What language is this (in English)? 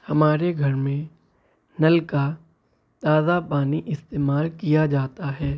Urdu